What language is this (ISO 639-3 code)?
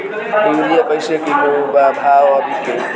bho